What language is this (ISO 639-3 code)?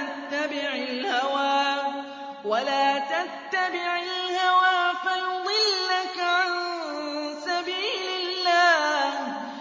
ara